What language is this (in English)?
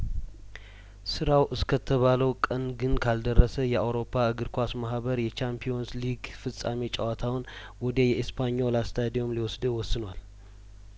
Amharic